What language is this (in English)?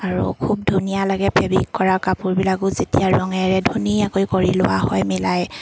Assamese